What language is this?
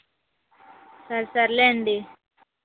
Telugu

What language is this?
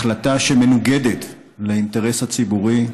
Hebrew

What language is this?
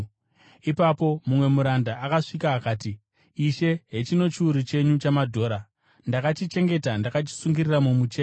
Shona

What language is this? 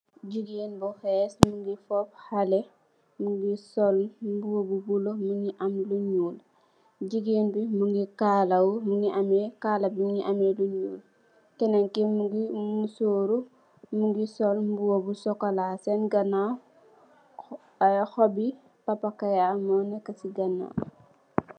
Wolof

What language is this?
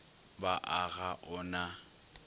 Northern Sotho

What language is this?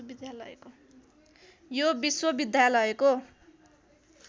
Nepali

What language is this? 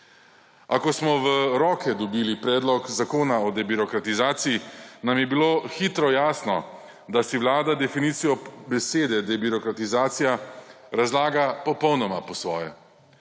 Slovenian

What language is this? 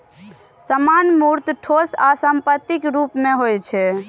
Maithili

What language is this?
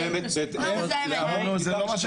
Hebrew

